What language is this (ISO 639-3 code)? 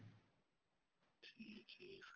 pan